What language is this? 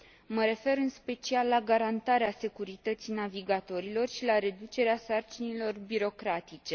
Romanian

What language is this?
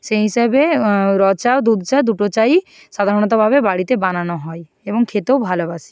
Bangla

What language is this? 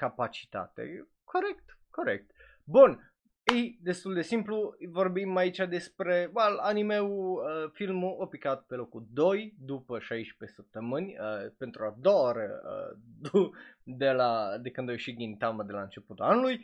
Romanian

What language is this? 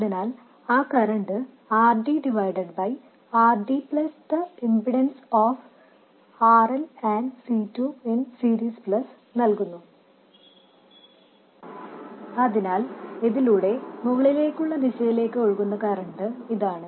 Malayalam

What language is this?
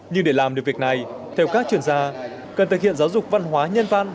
Vietnamese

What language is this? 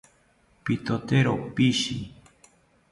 South Ucayali Ashéninka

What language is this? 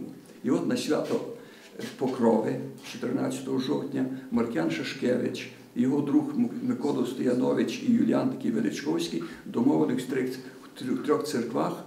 Ukrainian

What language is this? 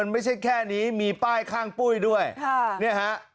Thai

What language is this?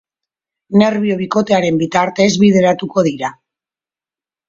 Basque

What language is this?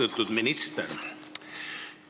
Estonian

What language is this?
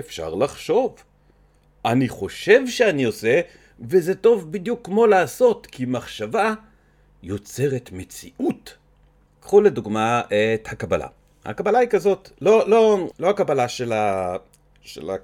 Hebrew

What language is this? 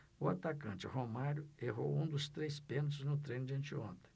Portuguese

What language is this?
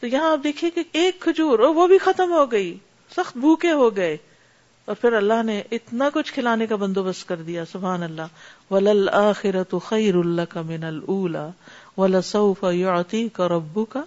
Urdu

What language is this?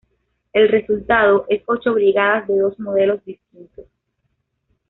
Spanish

